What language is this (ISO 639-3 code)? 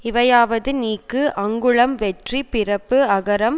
tam